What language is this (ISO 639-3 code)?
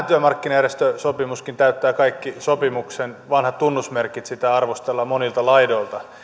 fin